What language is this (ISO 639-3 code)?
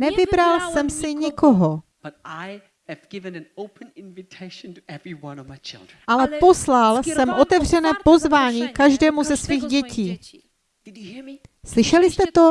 ces